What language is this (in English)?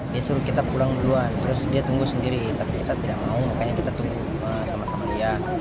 Indonesian